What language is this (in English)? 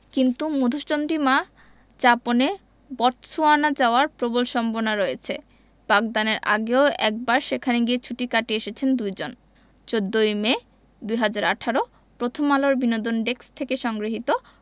Bangla